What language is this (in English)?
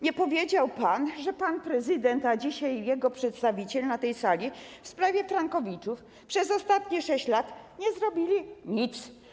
Polish